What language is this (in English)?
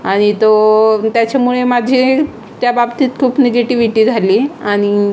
Marathi